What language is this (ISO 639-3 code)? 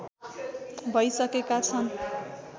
nep